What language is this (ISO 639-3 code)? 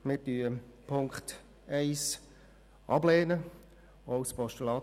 gsw